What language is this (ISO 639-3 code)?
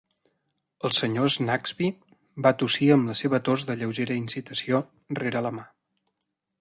cat